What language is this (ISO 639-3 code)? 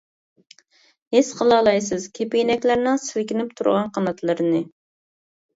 uig